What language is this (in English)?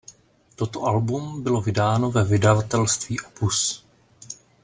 Czech